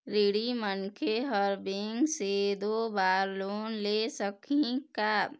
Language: Chhattisgarhi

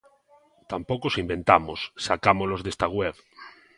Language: Galician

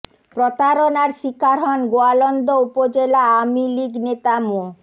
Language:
Bangla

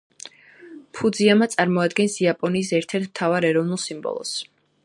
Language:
Georgian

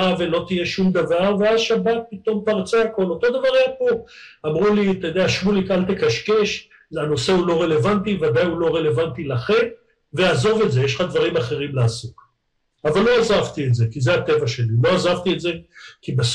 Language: Hebrew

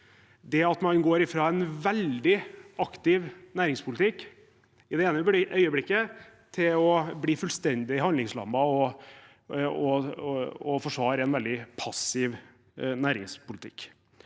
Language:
Norwegian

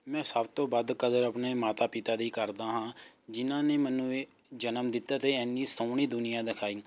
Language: Punjabi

